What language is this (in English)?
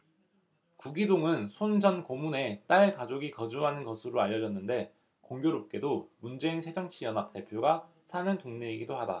Korean